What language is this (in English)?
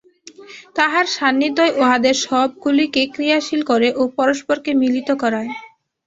Bangla